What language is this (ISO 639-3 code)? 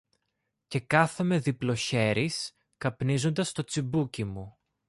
ell